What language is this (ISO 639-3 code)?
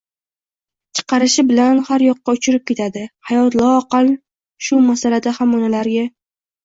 uzb